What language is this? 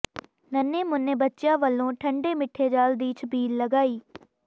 Punjabi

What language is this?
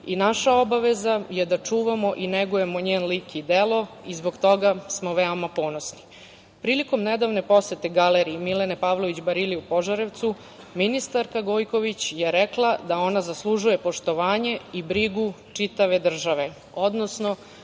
Serbian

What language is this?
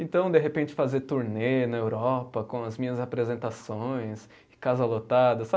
Portuguese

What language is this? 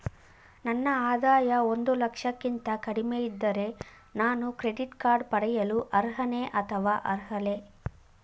Kannada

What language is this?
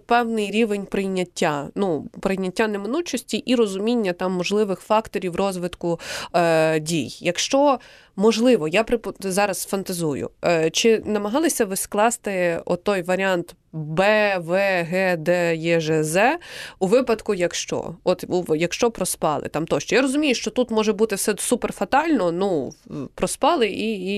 Ukrainian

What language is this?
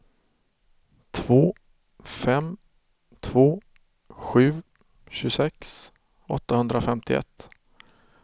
Swedish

